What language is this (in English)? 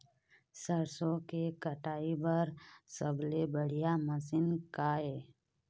Chhattisgarhi